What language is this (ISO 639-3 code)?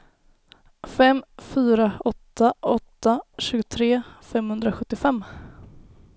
swe